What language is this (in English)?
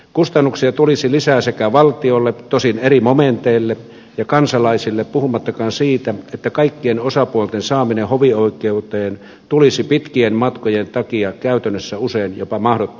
Finnish